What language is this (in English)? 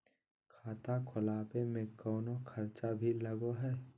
Magahi